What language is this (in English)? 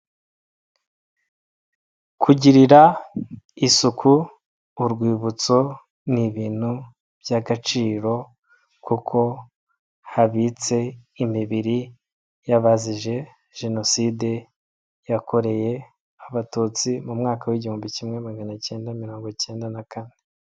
Kinyarwanda